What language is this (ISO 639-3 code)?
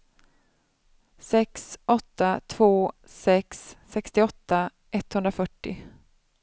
swe